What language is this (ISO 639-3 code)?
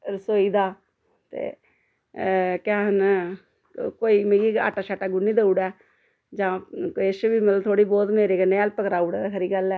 doi